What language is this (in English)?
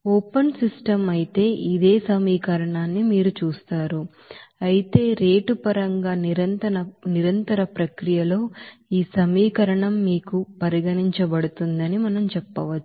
Telugu